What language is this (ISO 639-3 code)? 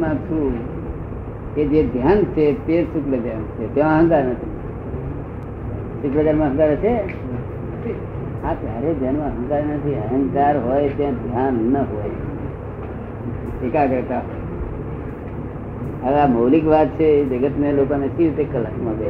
guj